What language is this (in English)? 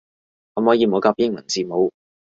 Cantonese